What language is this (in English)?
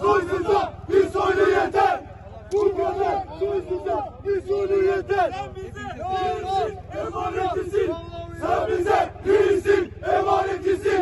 Turkish